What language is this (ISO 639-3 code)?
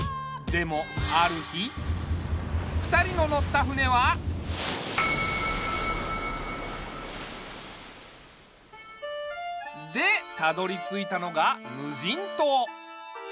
jpn